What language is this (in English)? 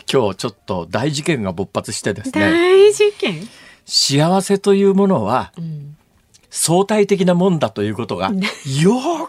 Japanese